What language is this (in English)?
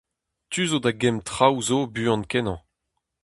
Breton